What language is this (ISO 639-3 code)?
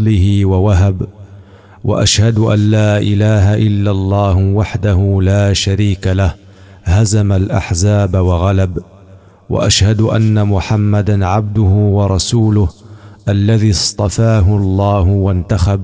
ara